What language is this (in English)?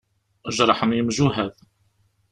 Kabyle